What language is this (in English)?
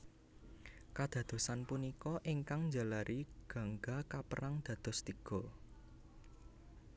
Javanese